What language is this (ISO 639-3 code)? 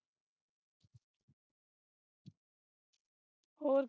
pan